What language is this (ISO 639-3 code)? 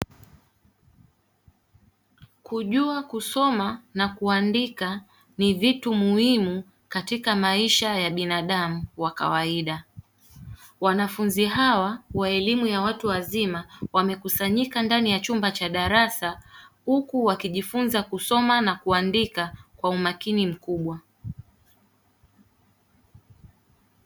swa